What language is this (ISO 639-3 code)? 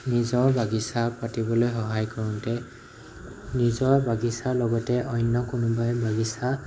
asm